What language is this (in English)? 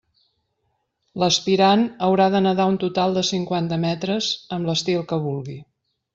Catalan